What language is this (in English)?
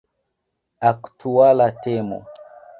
Esperanto